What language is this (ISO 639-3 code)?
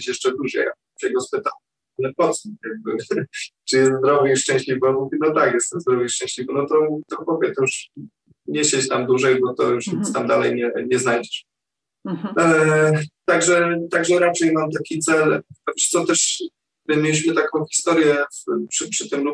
pol